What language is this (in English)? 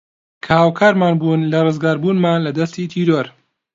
Central Kurdish